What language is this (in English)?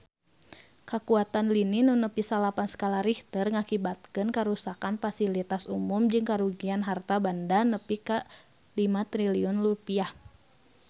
Sundanese